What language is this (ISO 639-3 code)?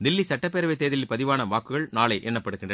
tam